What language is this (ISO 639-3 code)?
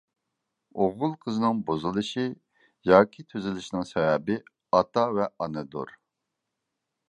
uig